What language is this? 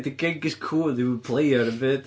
Welsh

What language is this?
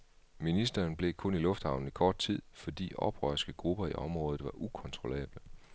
Danish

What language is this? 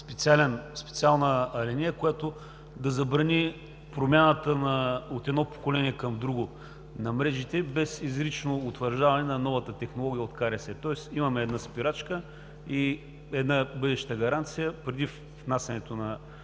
Bulgarian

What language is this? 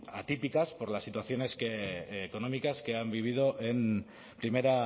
Spanish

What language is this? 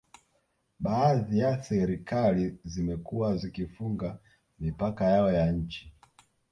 Swahili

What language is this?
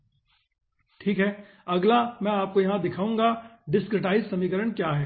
Hindi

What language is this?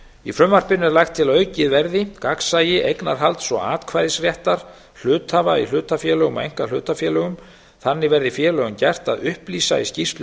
Icelandic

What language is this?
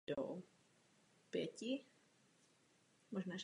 Czech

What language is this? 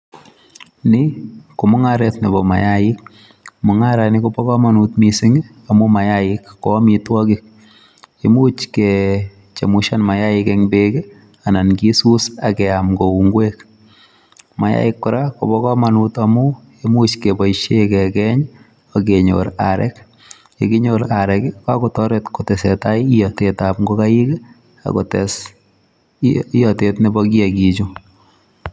Kalenjin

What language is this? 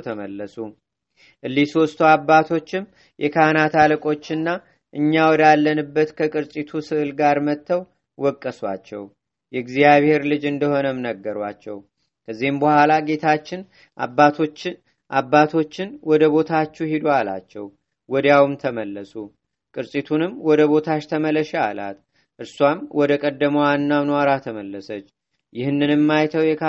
Amharic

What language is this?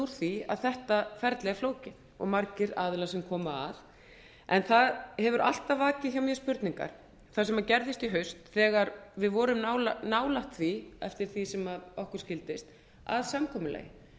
Icelandic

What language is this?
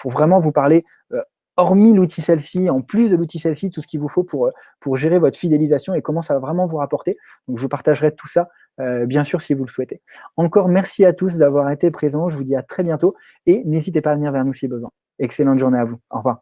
French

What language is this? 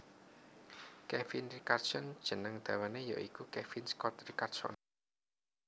Javanese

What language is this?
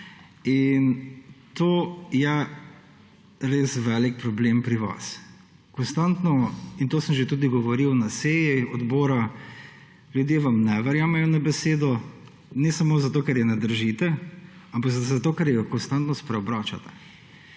Slovenian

